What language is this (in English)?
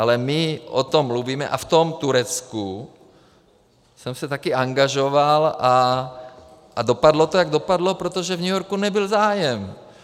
Czech